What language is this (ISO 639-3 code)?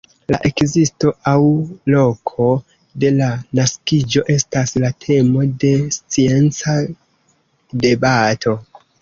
epo